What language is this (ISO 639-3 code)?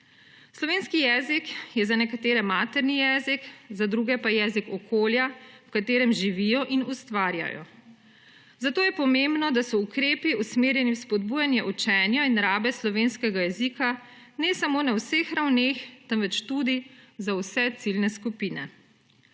slv